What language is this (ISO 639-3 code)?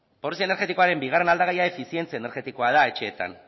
eus